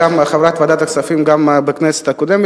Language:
Hebrew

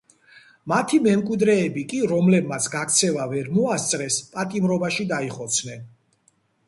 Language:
Georgian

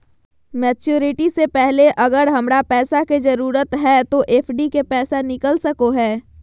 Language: Magahi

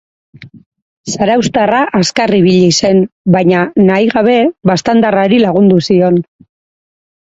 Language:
Basque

